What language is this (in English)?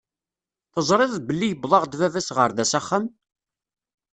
Kabyle